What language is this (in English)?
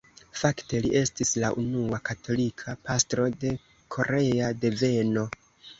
Esperanto